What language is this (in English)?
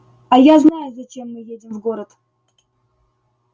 Russian